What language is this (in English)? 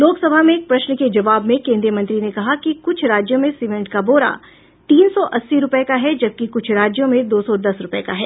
Hindi